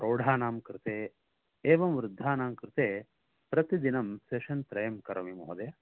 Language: Sanskrit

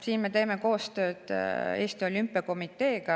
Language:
Estonian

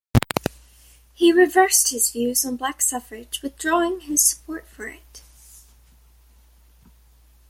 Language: English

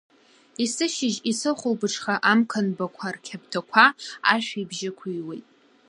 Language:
Abkhazian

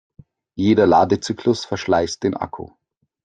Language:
German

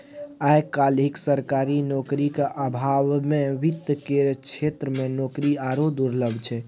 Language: Maithili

